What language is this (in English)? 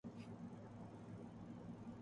Urdu